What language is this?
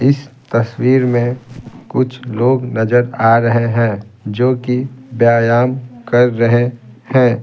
Hindi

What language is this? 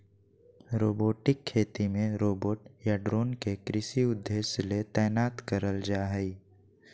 Magahi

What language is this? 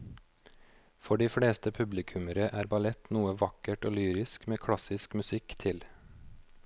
Norwegian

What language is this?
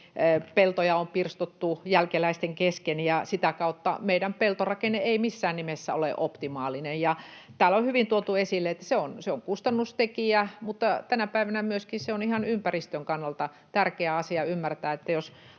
Finnish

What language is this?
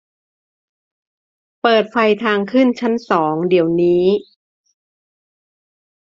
Thai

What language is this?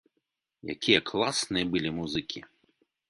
Belarusian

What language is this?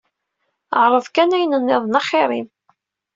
Kabyle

